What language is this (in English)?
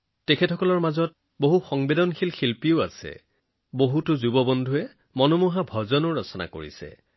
Assamese